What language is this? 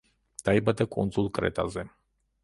Georgian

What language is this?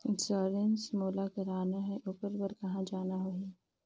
Chhattisgarhi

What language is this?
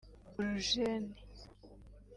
Kinyarwanda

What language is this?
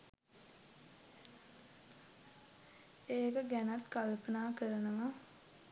Sinhala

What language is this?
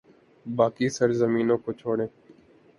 Urdu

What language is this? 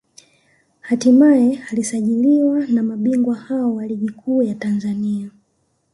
Swahili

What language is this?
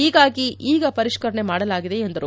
Kannada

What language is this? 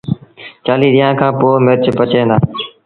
Sindhi Bhil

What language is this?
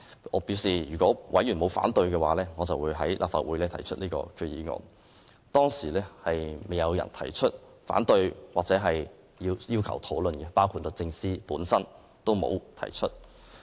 Cantonese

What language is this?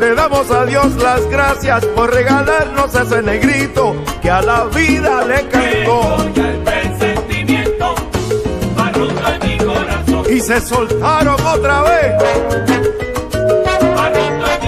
Spanish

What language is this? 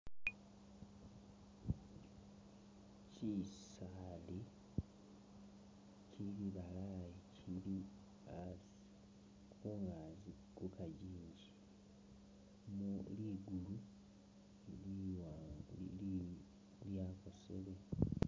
Masaaba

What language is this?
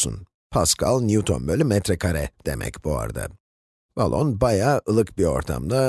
Turkish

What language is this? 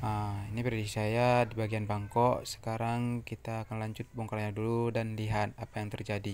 Indonesian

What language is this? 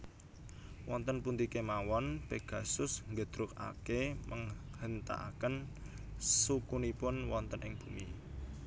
Javanese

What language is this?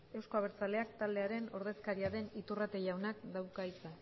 Basque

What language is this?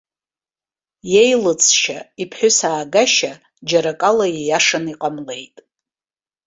Abkhazian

